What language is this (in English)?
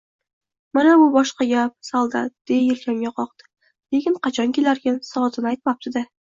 Uzbek